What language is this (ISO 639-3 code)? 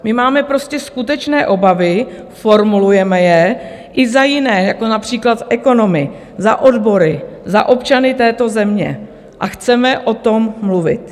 ces